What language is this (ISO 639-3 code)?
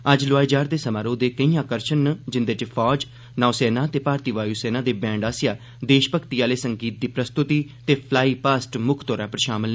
doi